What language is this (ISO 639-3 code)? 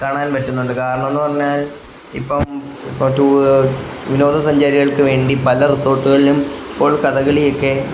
mal